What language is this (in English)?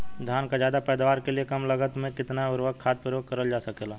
Bhojpuri